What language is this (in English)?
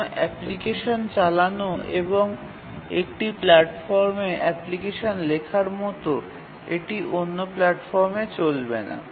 Bangla